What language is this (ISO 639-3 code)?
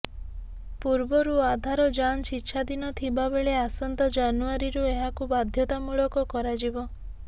ori